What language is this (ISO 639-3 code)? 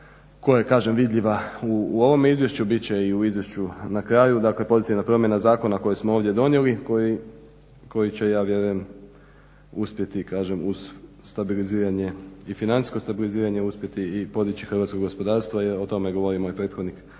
hrv